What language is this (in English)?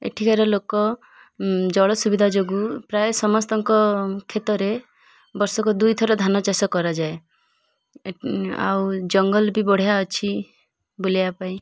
Odia